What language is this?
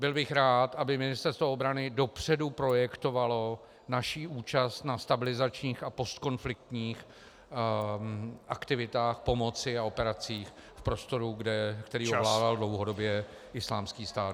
Czech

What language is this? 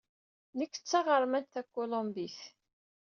Kabyle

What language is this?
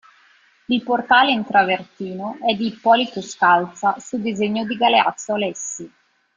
Italian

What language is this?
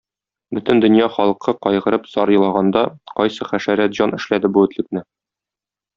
Tatar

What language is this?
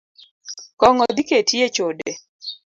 Luo (Kenya and Tanzania)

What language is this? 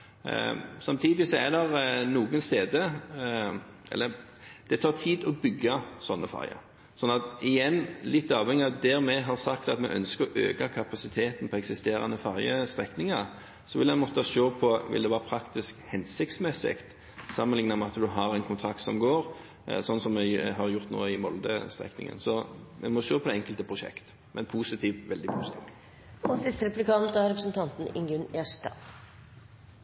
Norwegian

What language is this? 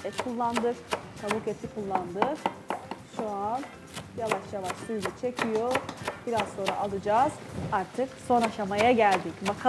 Turkish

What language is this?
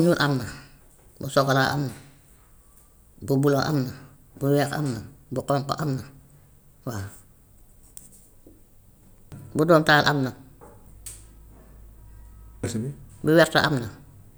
Gambian Wolof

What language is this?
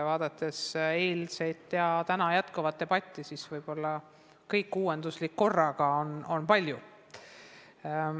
Estonian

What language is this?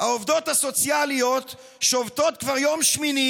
Hebrew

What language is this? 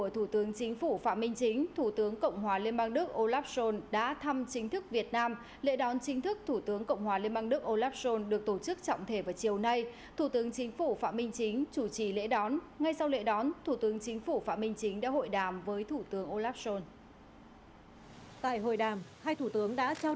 Vietnamese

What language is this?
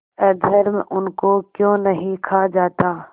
Hindi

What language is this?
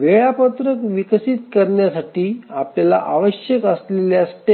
Marathi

